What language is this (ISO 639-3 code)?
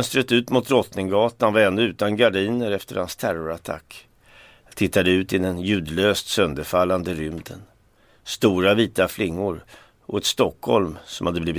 swe